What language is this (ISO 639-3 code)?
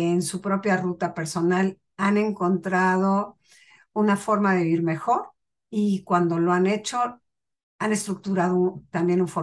spa